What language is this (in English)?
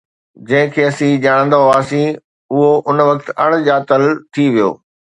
Sindhi